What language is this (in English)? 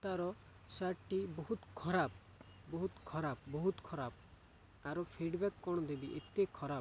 Odia